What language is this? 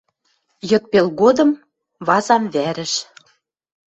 Western Mari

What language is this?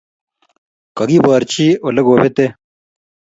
Kalenjin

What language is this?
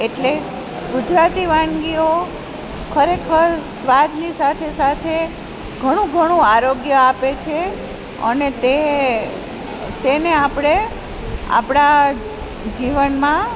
Gujarati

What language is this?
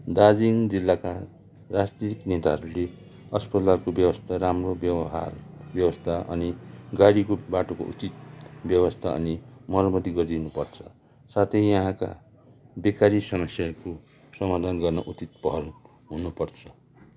Nepali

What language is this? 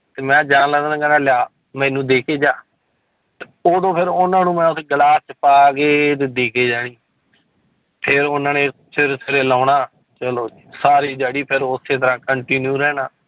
Punjabi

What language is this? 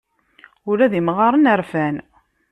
Kabyle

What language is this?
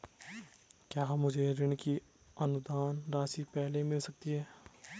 Hindi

